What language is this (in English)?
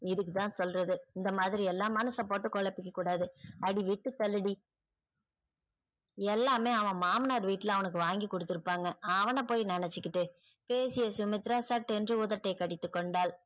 Tamil